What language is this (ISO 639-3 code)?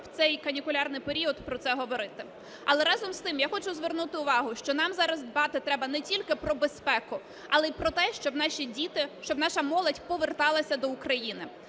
ukr